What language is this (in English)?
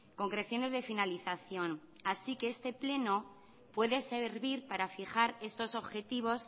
Spanish